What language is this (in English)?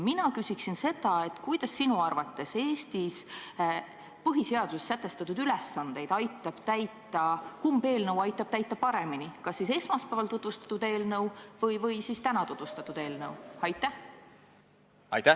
Estonian